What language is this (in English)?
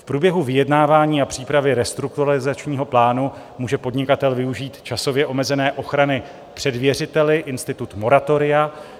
Czech